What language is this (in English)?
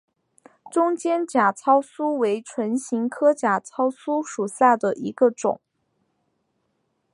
Chinese